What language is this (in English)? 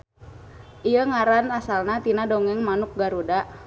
Sundanese